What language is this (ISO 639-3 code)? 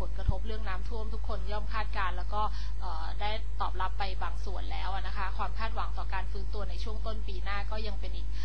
tha